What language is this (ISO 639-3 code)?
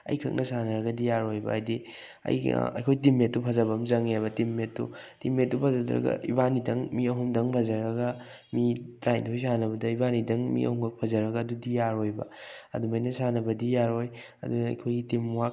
mni